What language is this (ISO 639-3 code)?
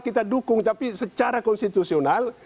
ind